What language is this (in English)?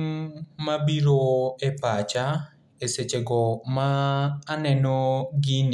Luo (Kenya and Tanzania)